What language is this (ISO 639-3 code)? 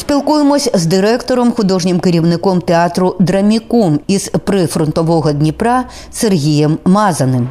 ukr